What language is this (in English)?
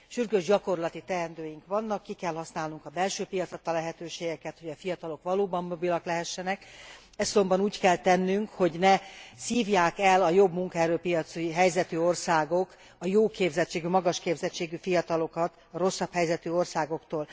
Hungarian